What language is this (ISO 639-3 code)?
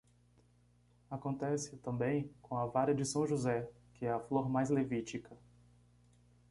por